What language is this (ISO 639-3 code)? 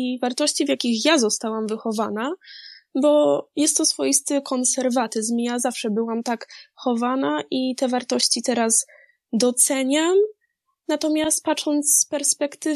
pol